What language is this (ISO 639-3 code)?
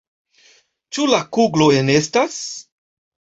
epo